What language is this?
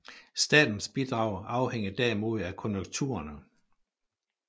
Danish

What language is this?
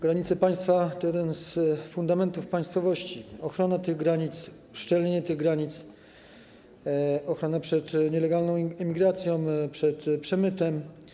Polish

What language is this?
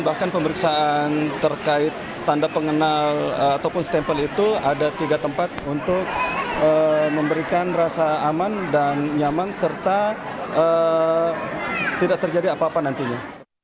Indonesian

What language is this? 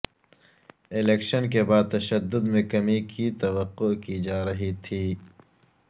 Urdu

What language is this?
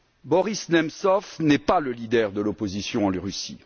French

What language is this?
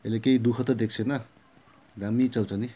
Nepali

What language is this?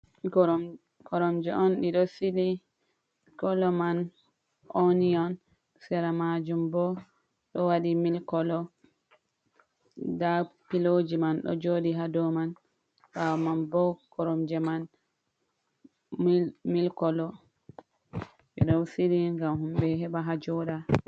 Fula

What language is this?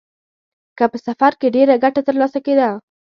Pashto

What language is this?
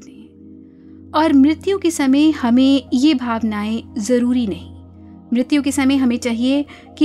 Hindi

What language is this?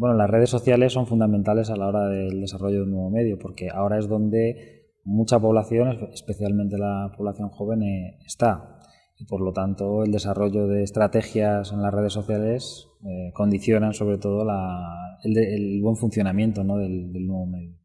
Spanish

